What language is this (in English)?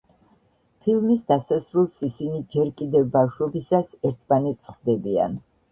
Georgian